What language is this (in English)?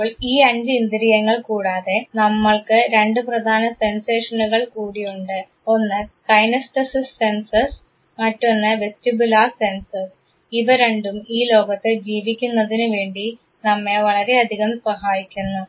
Malayalam